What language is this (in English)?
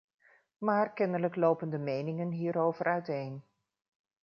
Dutch